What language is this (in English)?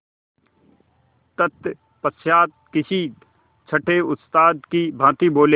Hindi